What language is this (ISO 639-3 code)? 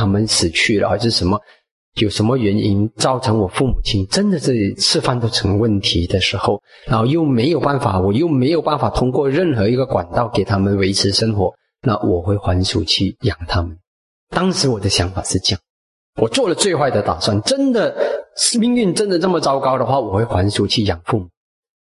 zho